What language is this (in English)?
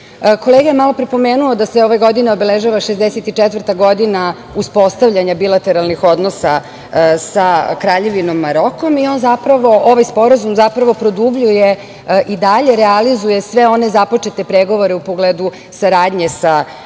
Serbian